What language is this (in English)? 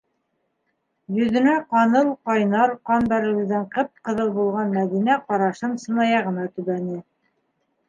Bashkir